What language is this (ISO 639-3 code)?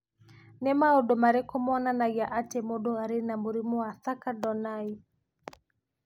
kik